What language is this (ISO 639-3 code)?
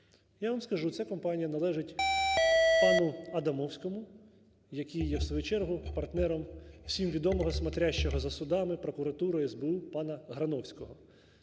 ukr